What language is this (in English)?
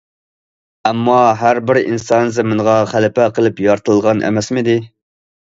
Uyghur